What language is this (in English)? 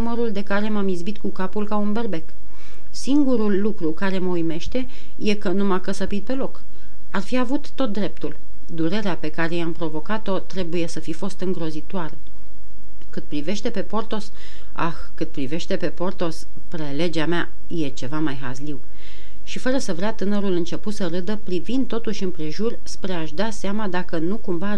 Romanian